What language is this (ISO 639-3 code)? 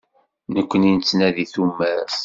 kab